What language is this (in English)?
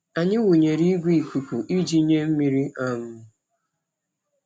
Igbo